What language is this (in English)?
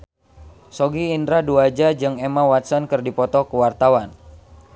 Sundanese